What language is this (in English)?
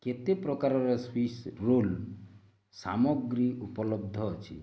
Odia